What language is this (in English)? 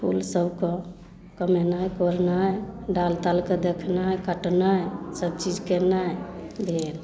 Maithili